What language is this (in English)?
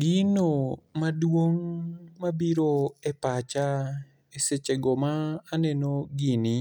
Luo (Kenya and Tanzania)